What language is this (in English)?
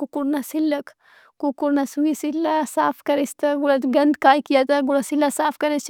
Brahui